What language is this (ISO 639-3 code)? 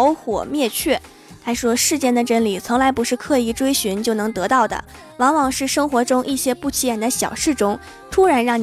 zho